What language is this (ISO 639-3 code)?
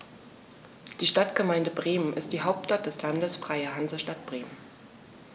deu